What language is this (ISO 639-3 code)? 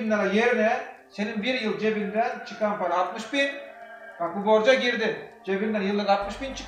tur